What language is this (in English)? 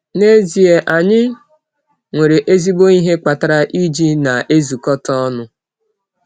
Igbo